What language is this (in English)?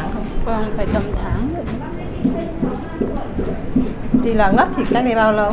Vietnamese